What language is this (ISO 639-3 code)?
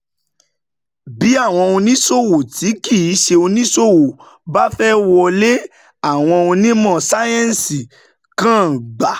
yor